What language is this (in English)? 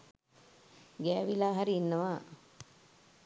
Sinhala